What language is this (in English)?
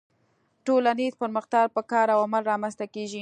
Pashto